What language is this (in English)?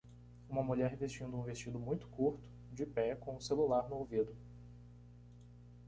Portuguese